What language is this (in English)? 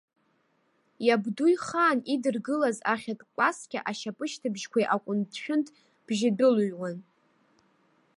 Abkhazian